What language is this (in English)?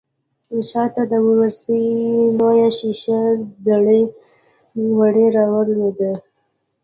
Pashto